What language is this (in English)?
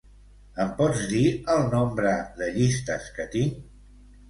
Catalan